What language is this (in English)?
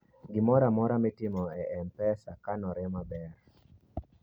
Luo (Kenya and Tanzania)